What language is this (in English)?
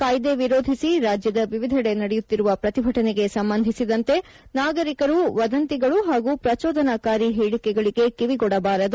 Kannada